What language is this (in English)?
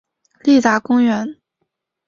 Chinese